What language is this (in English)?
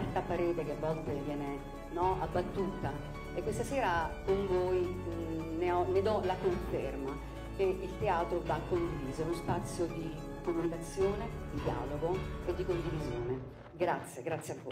Italian